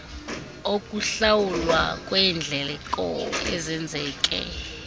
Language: Xhosa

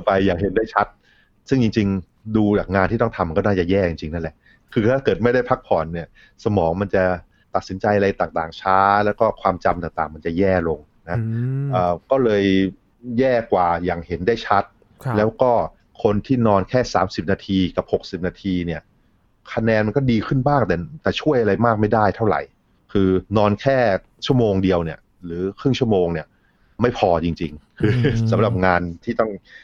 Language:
Thai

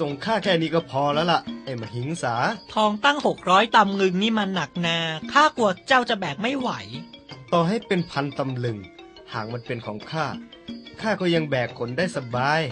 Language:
Thai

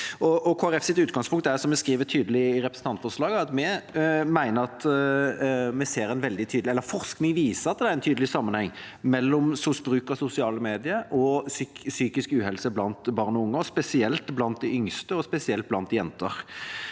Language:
Norwegian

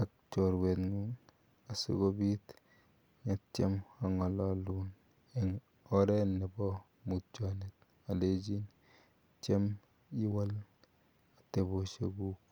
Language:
Kalenjin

